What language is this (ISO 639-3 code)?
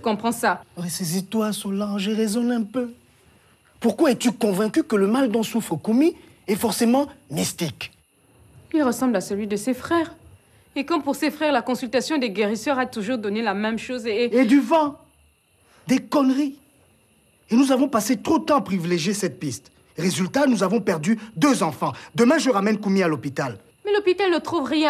fra